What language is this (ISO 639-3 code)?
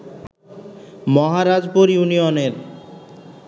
ben